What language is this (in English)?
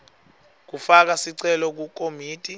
Swati